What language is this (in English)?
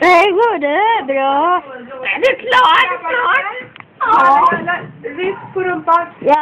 Swedish